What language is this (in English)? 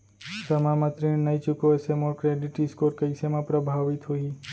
Chhattisgarhi